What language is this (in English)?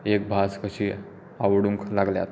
Konkani